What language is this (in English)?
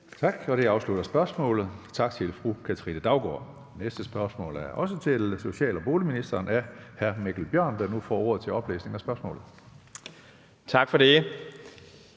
Danish